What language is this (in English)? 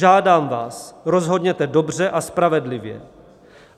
Czech